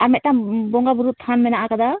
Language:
Santali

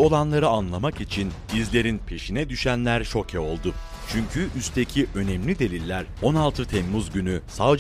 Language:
Turkish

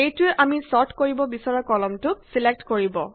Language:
Assamese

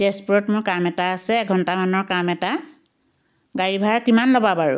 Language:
Assamese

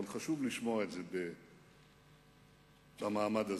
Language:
Hebrew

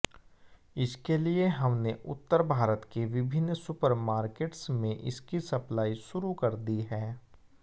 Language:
Hindi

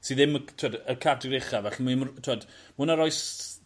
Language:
Welsh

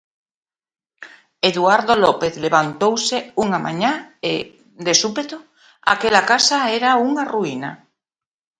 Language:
Galician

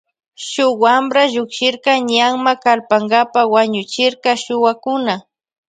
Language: Loja Highland Quichua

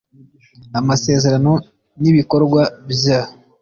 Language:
Kinyarwanda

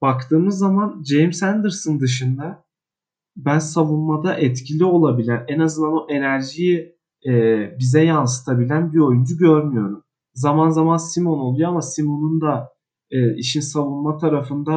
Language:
Turkish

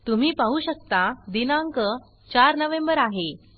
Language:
Marathi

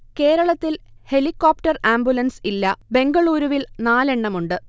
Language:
Malayalam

